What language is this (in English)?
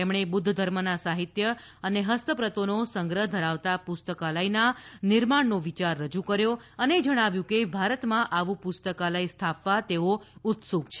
Gujarati